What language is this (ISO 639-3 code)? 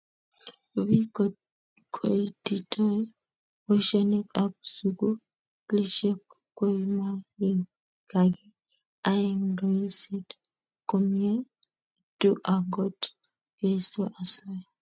kln